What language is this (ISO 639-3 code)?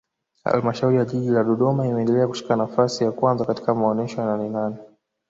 swa